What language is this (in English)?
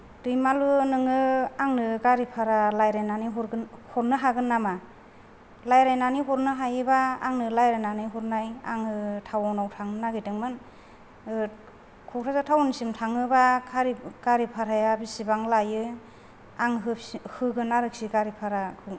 Bodo